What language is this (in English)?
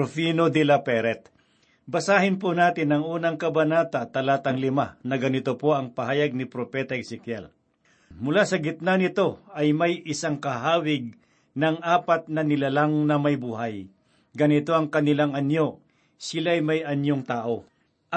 Filipino